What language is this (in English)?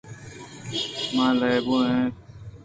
Eastern Balochi